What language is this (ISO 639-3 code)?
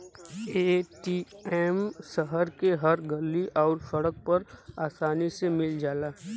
bho